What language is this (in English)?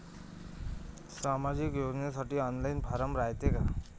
Marathi